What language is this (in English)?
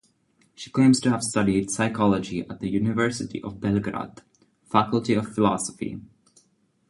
English